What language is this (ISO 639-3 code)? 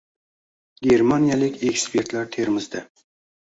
uzb